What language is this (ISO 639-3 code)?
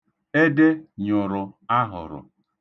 ibo